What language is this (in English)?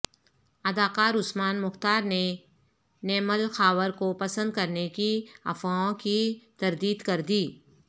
Urdu